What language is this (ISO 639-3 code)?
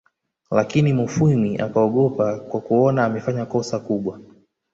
swa